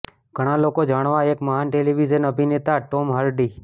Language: Gujarati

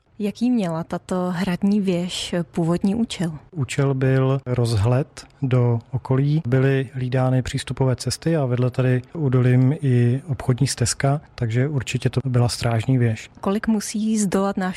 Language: Czech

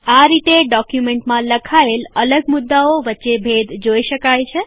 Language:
Gujarati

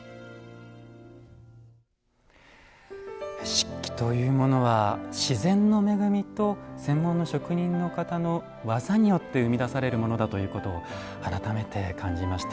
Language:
Japanese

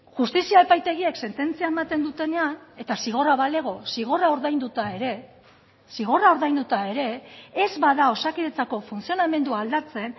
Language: Basque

